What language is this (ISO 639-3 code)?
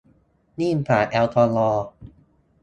tha